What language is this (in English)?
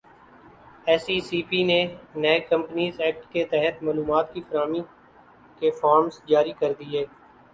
Urdu